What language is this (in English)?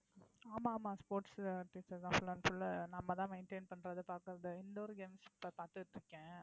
Tamil